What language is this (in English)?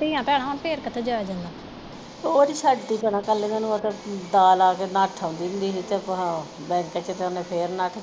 Punjabi